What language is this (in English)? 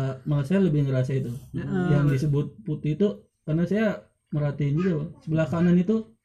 Indonesian